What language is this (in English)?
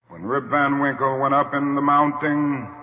English